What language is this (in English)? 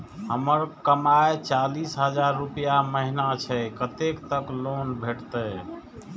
Maithili